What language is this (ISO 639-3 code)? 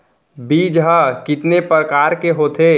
hne